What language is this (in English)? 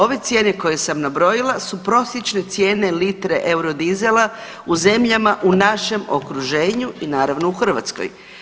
Croatian